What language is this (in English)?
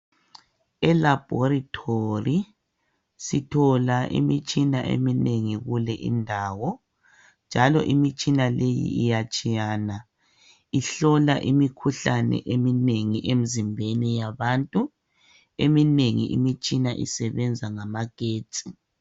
North Ndebele